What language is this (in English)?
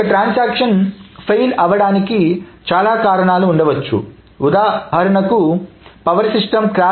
Telugu